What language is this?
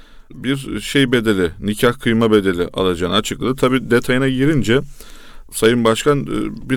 Turkish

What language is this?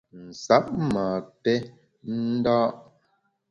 Bamun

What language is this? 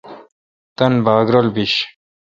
Kalkoti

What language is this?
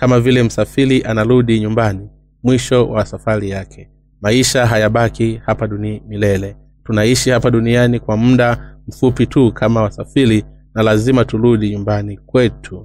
Swahili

